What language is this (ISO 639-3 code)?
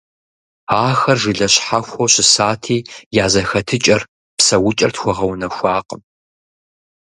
kbd